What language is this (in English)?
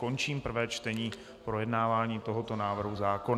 Czech